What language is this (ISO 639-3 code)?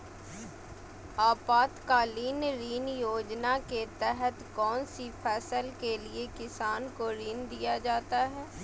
mag